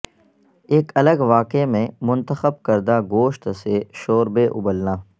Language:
Urdu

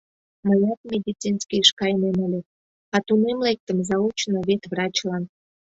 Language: Mari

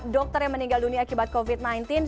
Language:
Indonesian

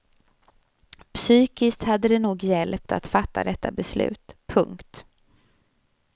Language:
Swedish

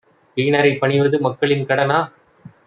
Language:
Tamil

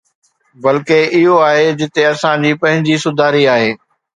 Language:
Sindhi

